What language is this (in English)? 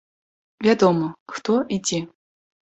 Belarusian